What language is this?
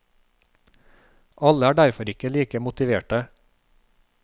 Norwegian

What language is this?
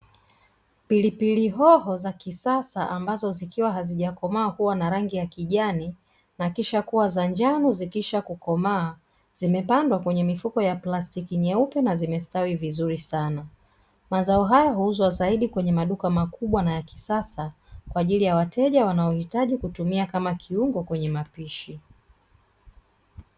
Swahili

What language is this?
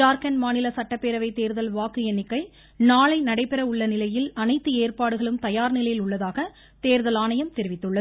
Tamil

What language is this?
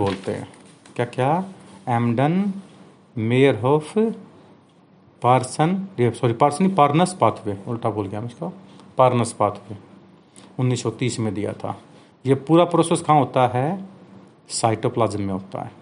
Hindi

